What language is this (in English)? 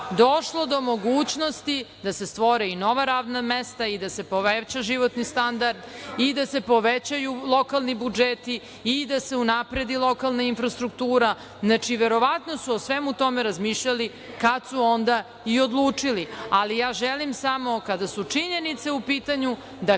Serbian